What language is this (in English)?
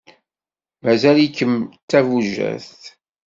Kabyle